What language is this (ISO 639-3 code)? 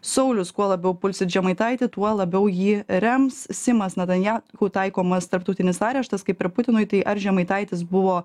lit